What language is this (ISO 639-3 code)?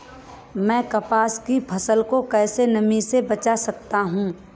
hin